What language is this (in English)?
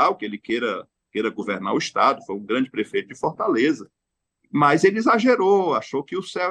Portuguese